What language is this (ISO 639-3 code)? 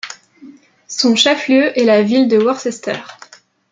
fra